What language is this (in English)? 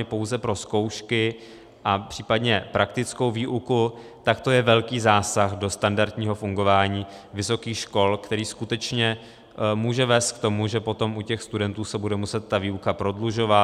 Czech